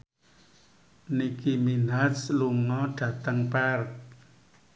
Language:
Javanese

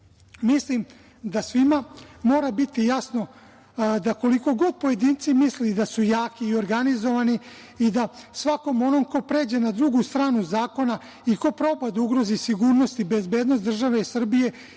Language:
Serbian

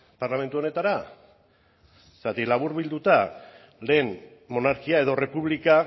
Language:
Basque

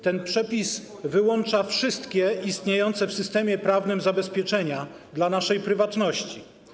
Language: Polish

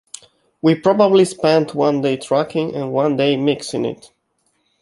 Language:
English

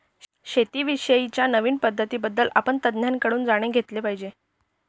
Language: Marathi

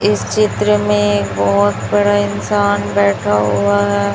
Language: Hindi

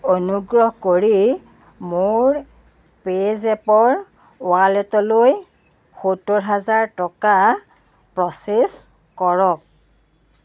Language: Assamese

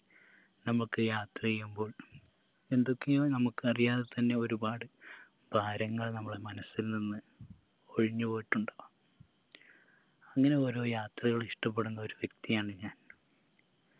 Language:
Malayalam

